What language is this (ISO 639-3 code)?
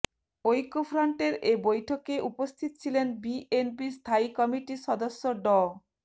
ben